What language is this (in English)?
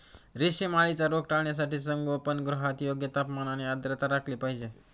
Marathi